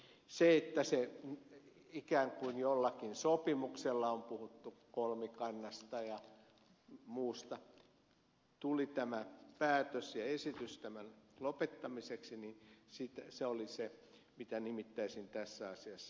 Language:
Finnish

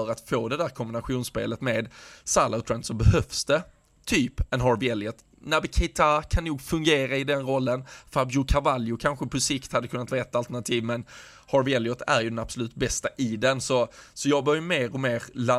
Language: Swedish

